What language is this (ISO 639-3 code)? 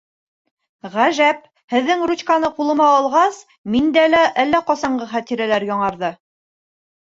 bak